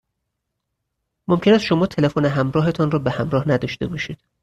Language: Persian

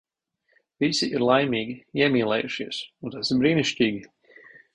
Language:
Latvian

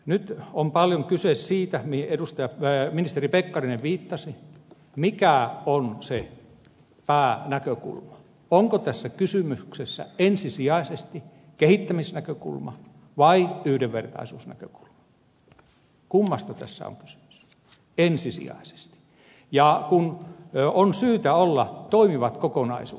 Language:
Finnish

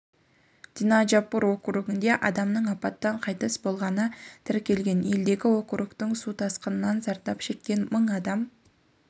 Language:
Kazakh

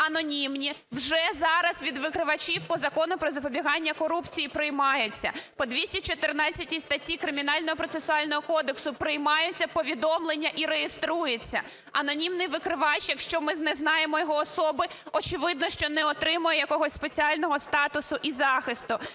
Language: Ukrainian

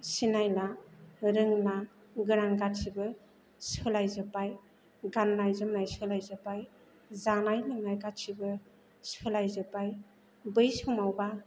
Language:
Bodo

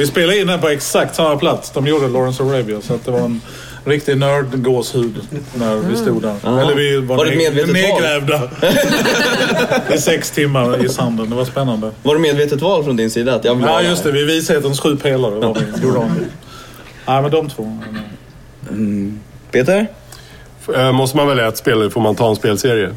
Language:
Swedish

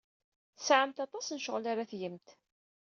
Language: Kabyle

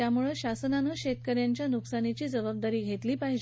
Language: Marathi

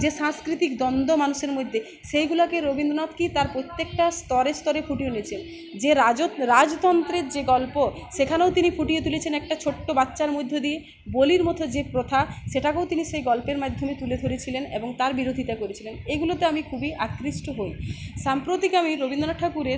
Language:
Bangla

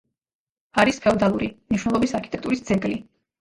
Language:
Georgian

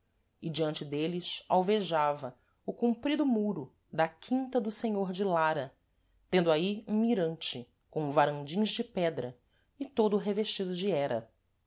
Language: Portuguese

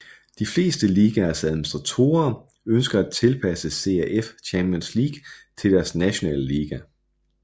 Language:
Danish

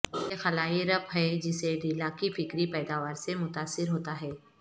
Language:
Urdu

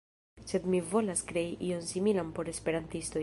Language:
Esperanto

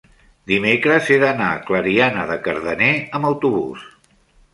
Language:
Catalan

